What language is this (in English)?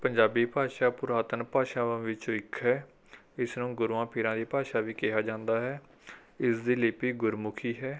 Punjabi